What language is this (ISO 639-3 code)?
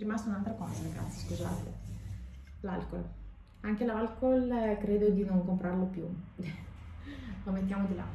ita